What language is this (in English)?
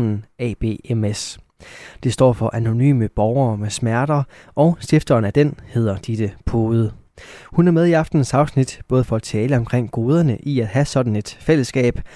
Danish